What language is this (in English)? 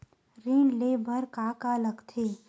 Chhattisgarhi